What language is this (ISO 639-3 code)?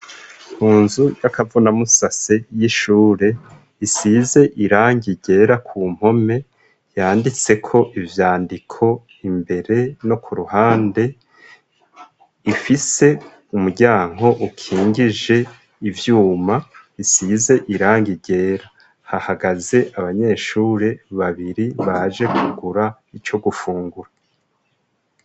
run